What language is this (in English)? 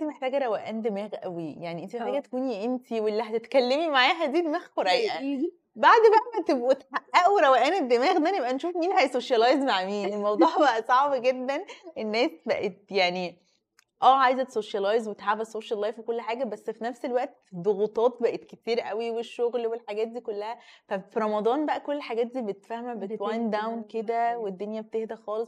Arabic